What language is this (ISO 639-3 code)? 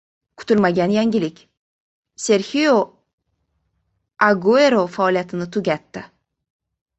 uzb